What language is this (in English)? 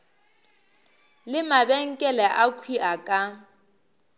Northern Sotho